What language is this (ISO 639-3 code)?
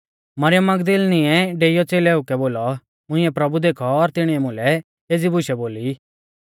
bfz